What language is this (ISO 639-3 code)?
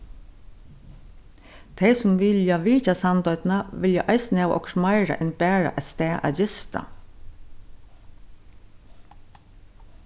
fao